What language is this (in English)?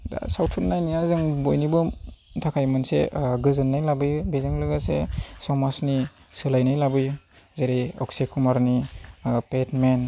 Bodo